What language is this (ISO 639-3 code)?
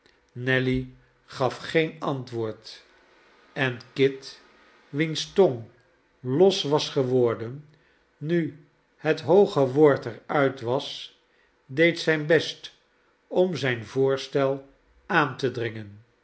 nld